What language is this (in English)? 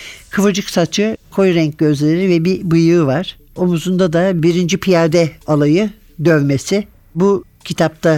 Turkish